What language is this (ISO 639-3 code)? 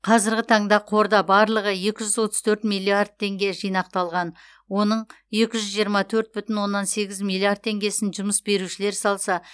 kaz